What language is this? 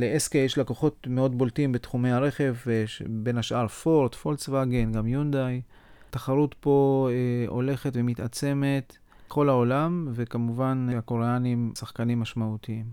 Hebrew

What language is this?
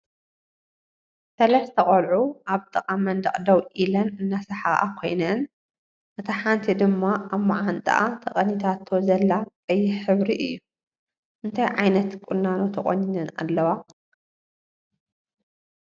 Tigrinya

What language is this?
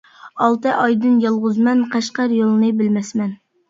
Uyghur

